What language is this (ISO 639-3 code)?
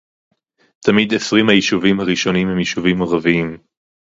heb